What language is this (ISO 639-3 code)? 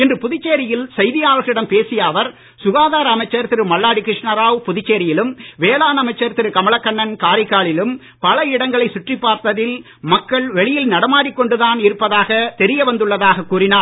tam